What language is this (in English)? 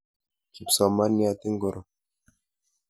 Kalenjin